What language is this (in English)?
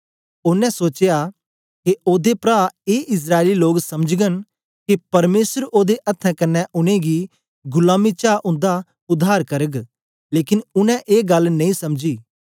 Dogri